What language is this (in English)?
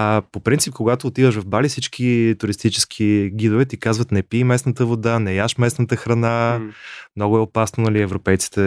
Bulgarian